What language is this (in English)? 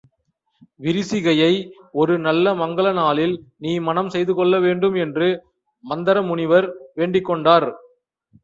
Tamil